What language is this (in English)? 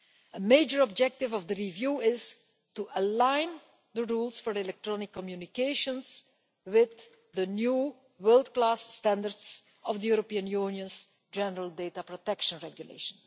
English